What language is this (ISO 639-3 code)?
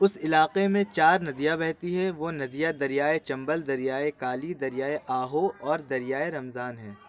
urd